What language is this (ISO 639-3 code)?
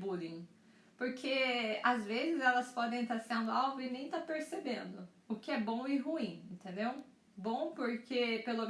por